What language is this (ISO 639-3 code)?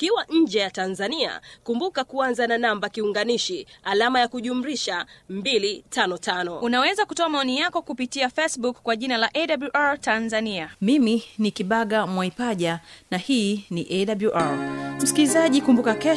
swa